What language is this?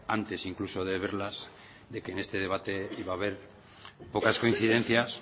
Spanish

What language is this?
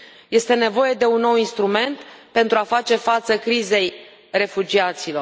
Romanian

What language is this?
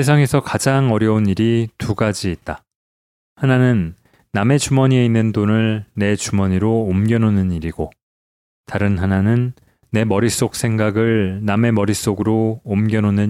Korean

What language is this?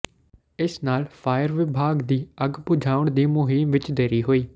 Punjabi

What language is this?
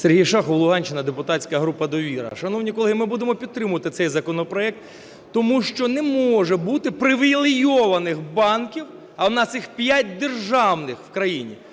Ukrainian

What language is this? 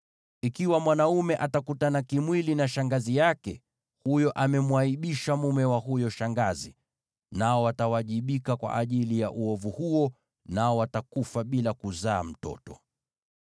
Swahili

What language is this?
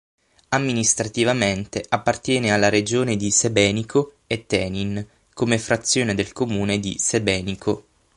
Italian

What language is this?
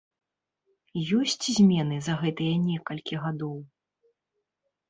Belarusian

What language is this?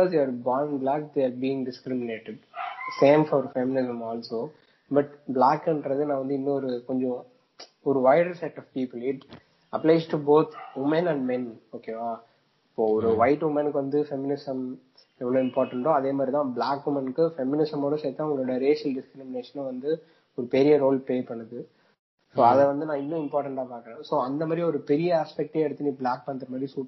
Tamil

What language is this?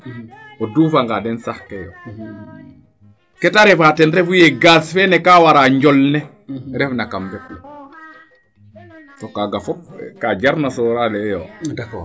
Serer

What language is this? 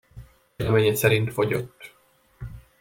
Hungarian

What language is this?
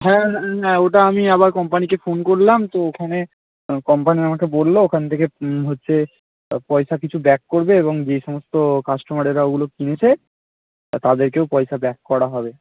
Bangla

